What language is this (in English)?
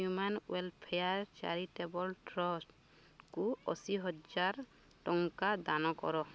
Odia